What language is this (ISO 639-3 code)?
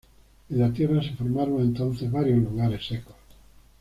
spa